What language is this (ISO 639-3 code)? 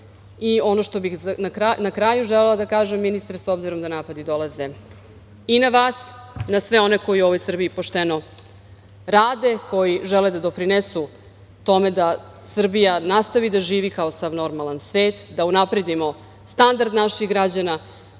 srp